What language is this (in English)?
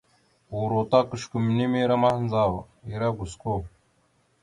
Mada (Cameroon)